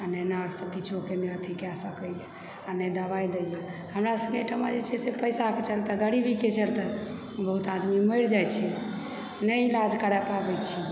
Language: Maithili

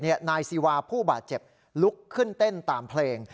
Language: Thai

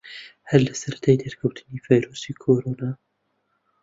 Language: Central Kurdish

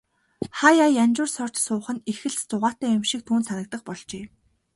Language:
Mongolian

